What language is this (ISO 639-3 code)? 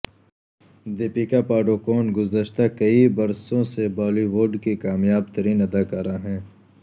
urd